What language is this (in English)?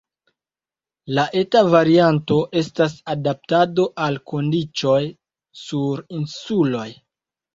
Esperanto